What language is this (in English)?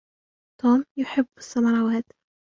Arabic